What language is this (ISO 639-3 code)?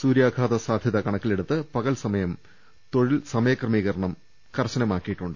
mal